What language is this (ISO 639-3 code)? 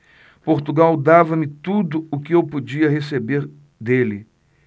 por